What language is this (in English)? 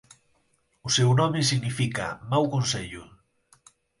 Galician